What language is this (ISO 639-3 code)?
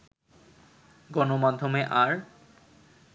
ben